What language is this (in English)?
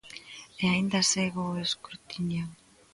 Galician